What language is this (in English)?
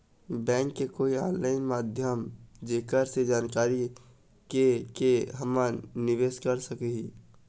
Chhattisgarhi